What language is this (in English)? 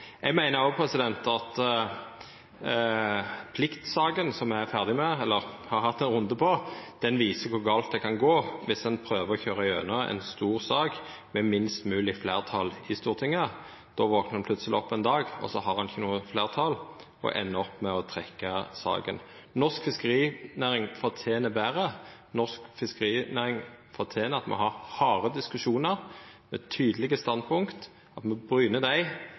Norwegian Nynorsk